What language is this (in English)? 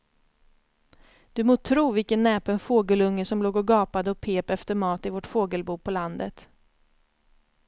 Swedish